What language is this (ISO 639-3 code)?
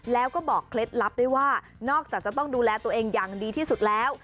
tha